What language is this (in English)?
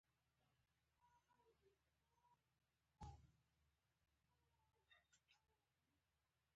Pashto